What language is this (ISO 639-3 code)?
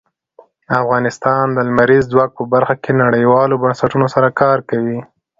pus